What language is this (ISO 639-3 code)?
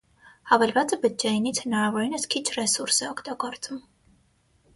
hye